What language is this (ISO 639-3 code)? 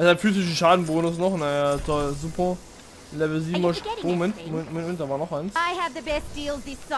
deu